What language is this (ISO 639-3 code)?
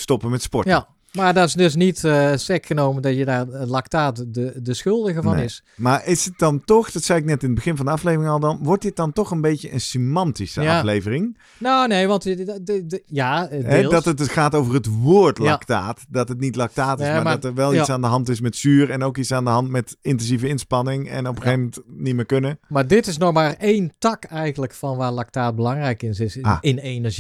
nld